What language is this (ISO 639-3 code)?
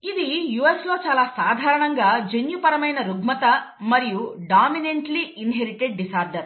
tel